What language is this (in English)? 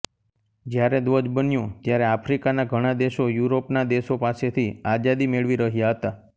Gujarati